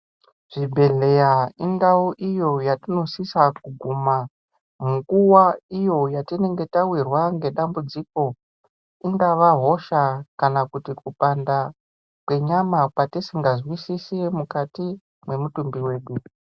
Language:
Ndau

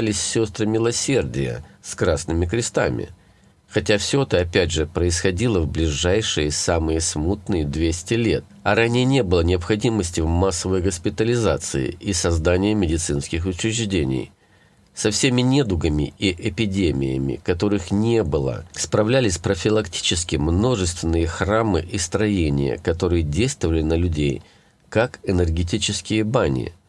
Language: Russian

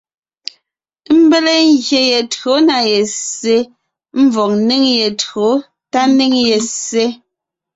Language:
Ngiemboon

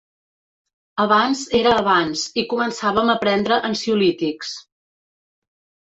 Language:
Catalan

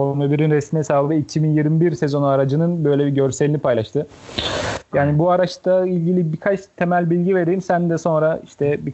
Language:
Turkish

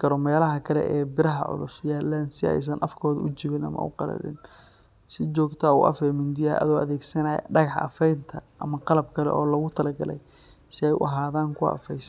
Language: Somali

